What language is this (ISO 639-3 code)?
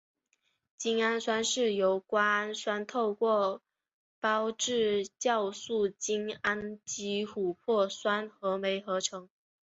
zho